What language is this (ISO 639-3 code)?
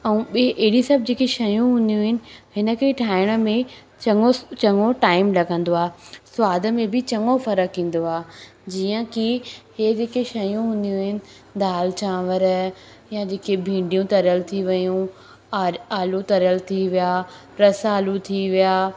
snd